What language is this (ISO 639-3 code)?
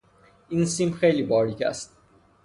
fas